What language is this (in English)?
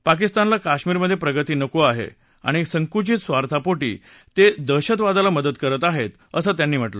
Marathi